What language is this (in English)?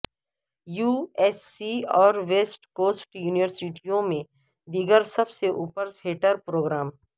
Urdu